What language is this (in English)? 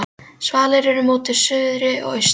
Icelandic